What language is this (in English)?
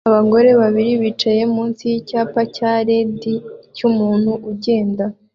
Kinyarwanda